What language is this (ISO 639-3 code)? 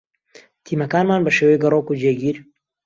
ckb